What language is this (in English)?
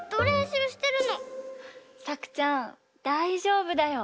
Japanese